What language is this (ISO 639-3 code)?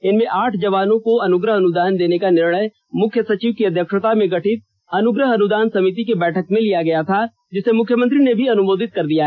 hin